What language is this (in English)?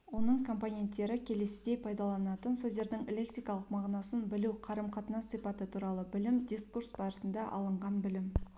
Kazakh